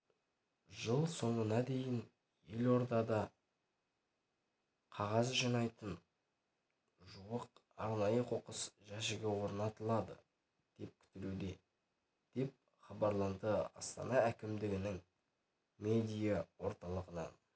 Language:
Kazakh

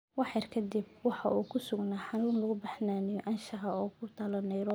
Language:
Somali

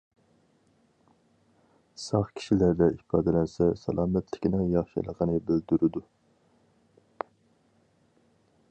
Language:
Uyghur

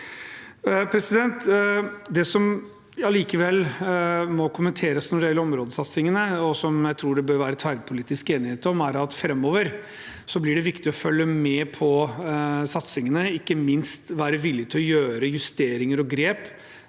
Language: Norwegian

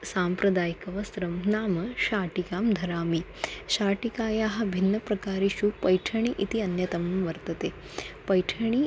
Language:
Sanskrit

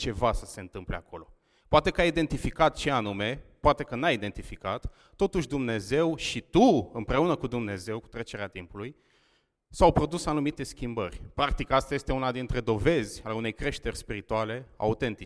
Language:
Romanian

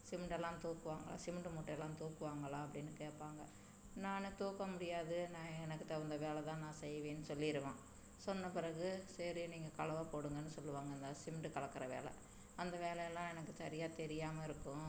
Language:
Tamil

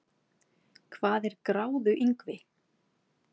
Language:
Icelandic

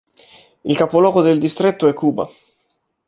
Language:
Italian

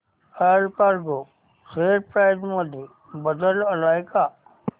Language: Marathi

